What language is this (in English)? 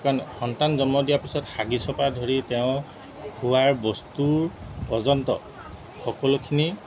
Assamese